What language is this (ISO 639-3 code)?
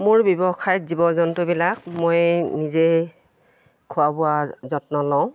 asm